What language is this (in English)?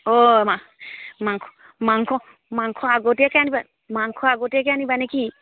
Assamese